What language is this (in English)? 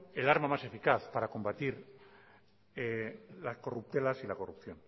Spanish